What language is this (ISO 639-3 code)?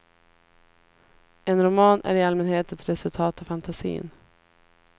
swe